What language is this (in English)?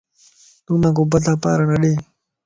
Lasi